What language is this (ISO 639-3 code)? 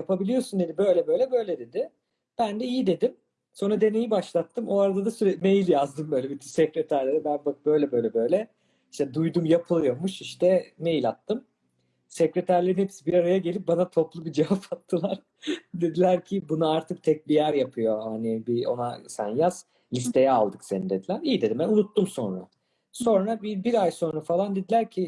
tur